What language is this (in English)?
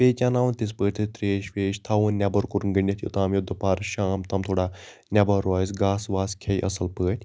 Kashmiri